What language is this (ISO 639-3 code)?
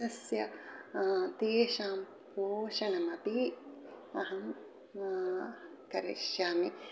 san